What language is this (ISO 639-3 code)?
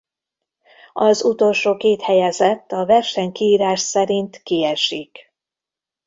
hun